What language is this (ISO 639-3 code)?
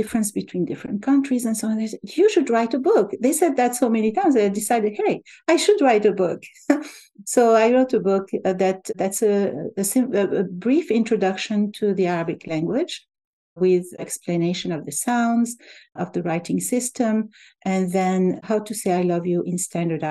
eng